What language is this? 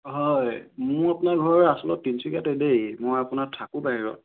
Assamese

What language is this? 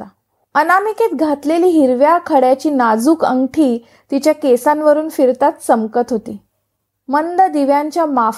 Marathi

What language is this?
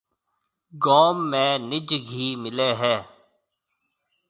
Marwari (Pakistan)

